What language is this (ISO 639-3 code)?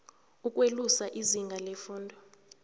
nbl